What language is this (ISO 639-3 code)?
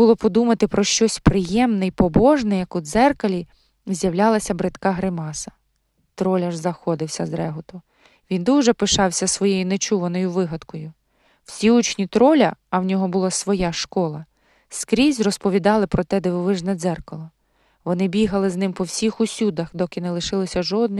ukr